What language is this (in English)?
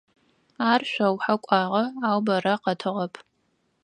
Adyghe